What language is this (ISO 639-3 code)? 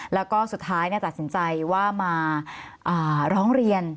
tha